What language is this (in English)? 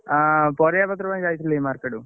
Odia